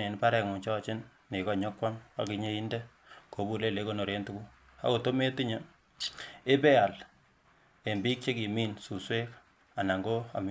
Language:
Kalenjin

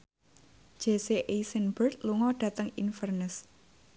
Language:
Javanese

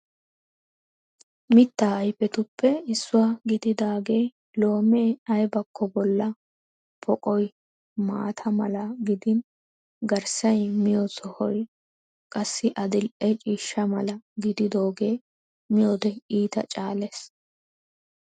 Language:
Wolaytta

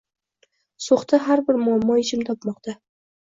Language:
Uzbek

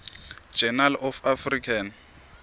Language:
Swati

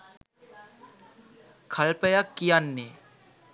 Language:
Sinhala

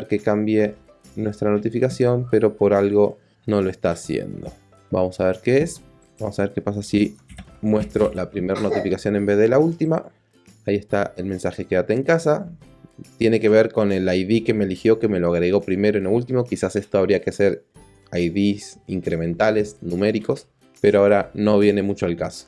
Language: Spanish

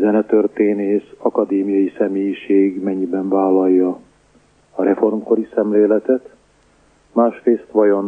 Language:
Hungarian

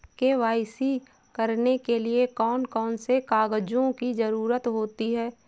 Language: Hindi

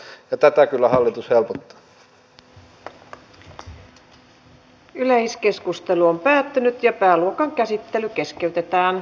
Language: Finnish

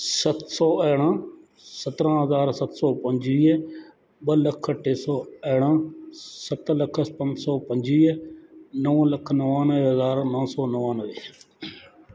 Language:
Sindhi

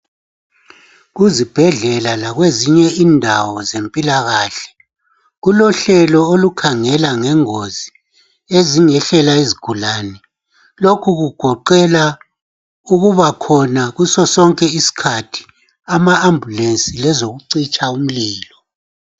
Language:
North Ndebele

